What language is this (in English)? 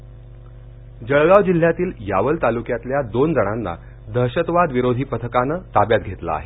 Marathi